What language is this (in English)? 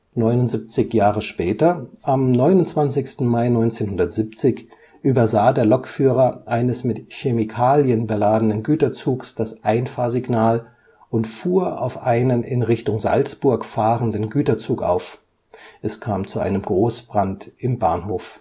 German